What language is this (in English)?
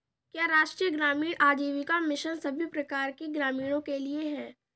Hindi